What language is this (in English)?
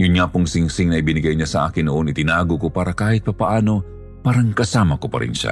Filipino